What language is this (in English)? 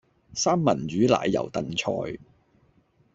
Cantonese